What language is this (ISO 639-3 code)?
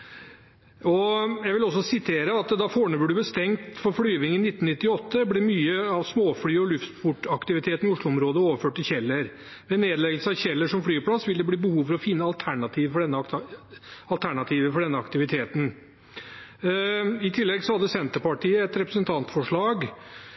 nob